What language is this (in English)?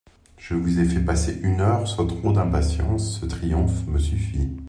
French